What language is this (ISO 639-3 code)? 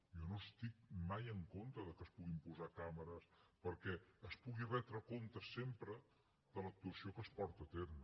cat